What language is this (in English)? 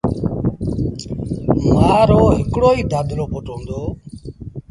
Sindhi Bhil